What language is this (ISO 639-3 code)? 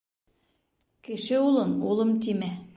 bak